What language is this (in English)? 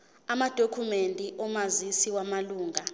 Zulu